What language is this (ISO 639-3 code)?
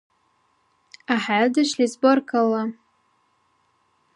dar